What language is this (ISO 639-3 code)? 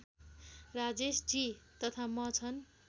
nep